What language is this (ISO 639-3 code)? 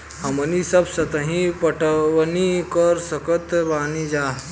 bho